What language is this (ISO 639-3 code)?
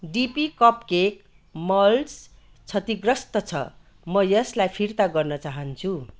nep